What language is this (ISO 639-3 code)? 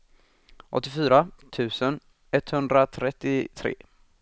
swe